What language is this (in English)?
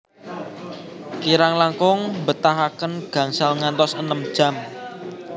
Javanese